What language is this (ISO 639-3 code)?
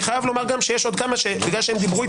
heb